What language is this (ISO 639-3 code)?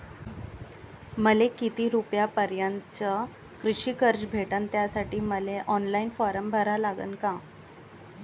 mar